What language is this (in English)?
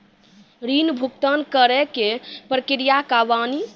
Maithili